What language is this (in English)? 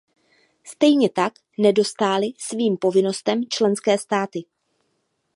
Czech